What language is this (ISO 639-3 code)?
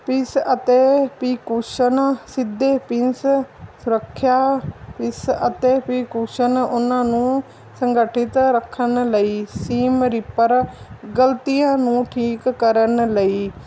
pan